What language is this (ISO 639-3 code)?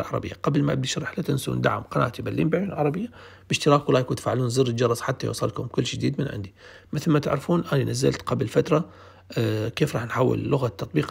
ara